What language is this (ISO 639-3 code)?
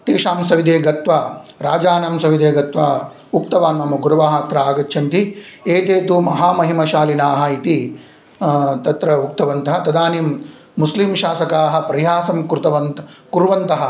san